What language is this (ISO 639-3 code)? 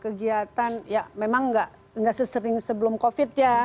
ind